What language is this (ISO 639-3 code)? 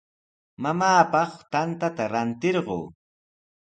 qws